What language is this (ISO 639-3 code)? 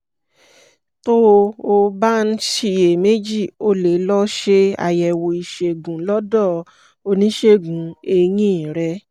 yor